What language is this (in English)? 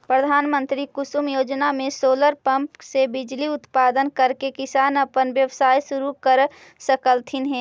Magahi